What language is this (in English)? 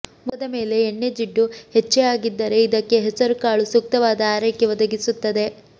Kannada